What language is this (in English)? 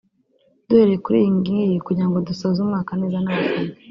Kinyarwanda